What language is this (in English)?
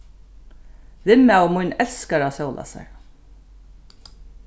Faroese